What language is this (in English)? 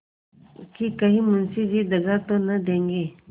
Hindi